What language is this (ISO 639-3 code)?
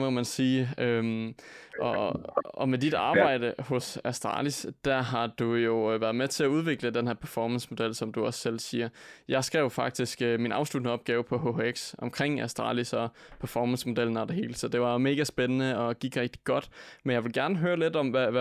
dan